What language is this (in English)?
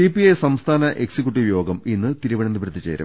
Malayalam